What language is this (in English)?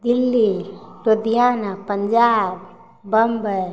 Maithili